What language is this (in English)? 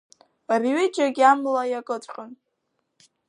Abkhazian